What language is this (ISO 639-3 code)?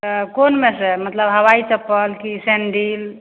mai